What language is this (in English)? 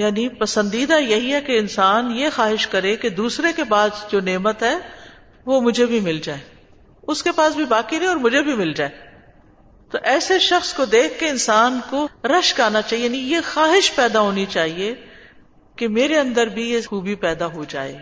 Urdu